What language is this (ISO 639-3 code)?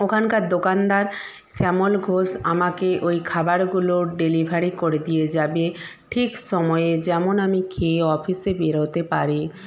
ben